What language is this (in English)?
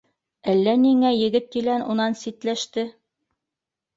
Bashkir